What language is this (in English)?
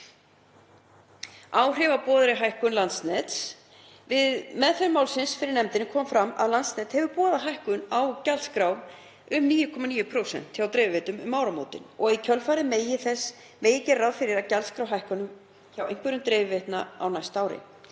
Icelandic